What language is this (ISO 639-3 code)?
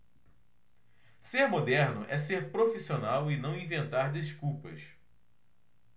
por